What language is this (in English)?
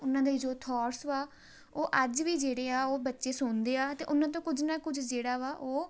Punjabi